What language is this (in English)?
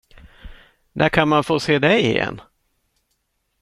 Swedish